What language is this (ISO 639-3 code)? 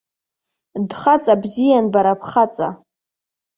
abk